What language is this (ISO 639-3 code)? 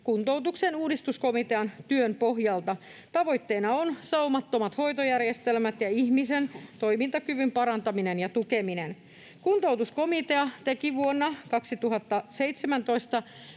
fin